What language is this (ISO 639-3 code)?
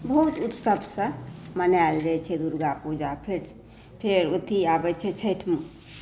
mai